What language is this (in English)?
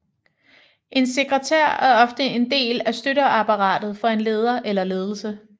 Danish